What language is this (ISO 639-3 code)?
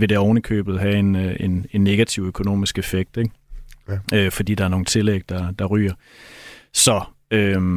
dan